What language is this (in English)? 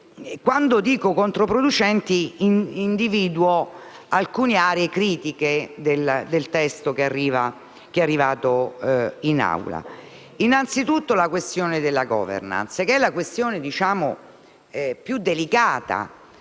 Italian